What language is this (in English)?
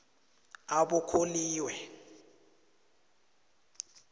South Ndebele